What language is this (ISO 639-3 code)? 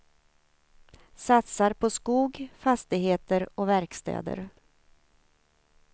swe